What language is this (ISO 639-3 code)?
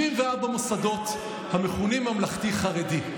heb